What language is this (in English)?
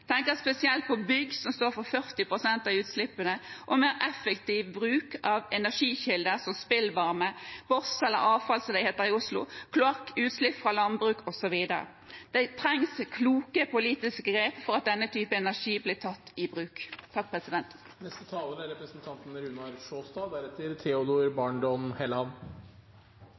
Norwegian Bokmål